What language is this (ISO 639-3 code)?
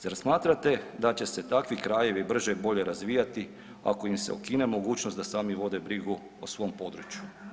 hrv